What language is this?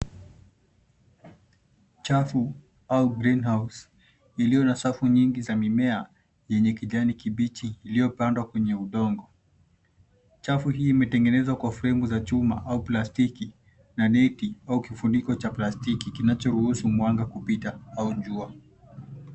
Swahili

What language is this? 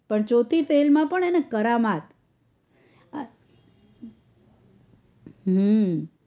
Gujarati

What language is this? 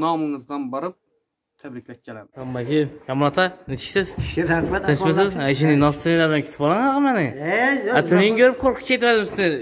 Turkish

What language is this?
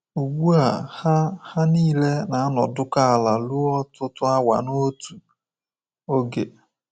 Igbo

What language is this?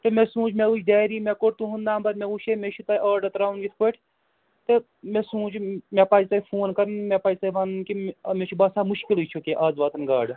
Kashmiri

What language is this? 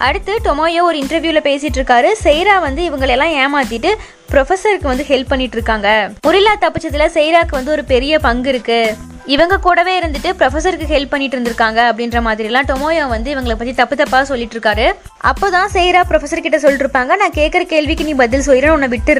Tamil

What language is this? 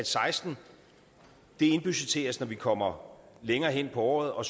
Danish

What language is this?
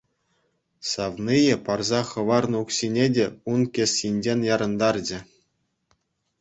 Chuvash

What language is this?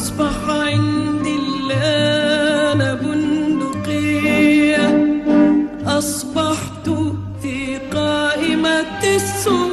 Arabic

